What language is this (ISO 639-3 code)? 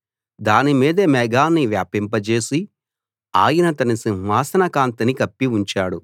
tel